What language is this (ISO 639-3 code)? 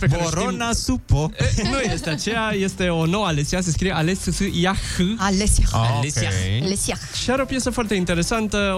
ron